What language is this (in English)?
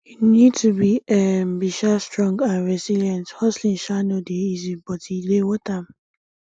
Nigerian Pidgin